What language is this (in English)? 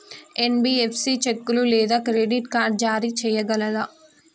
Telugu